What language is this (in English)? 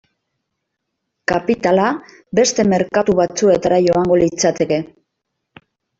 Basque